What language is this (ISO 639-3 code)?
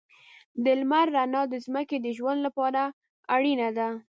pus